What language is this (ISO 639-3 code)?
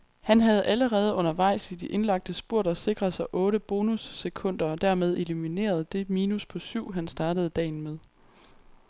dan